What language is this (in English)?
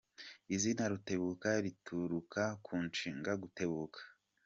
Kinyarwanda